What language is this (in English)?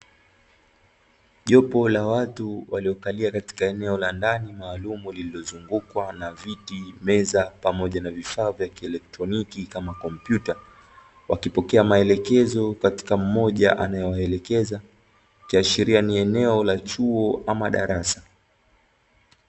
Swahili